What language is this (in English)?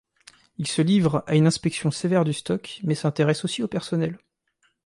French